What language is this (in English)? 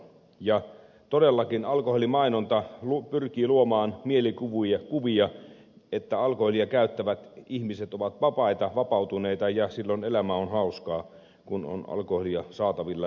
Finnish